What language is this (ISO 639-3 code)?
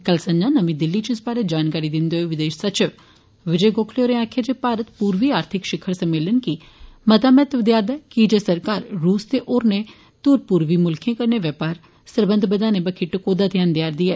doi